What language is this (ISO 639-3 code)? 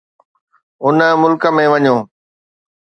snd